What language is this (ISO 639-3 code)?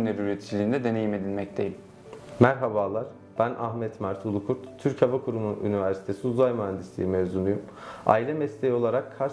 tur